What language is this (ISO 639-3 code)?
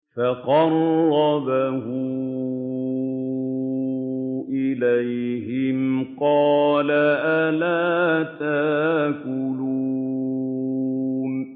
ara